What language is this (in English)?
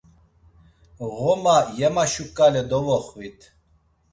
Laz